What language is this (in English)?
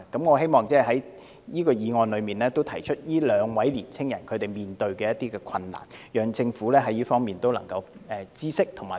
Cantonese